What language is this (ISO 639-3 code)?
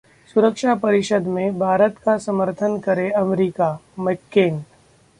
hin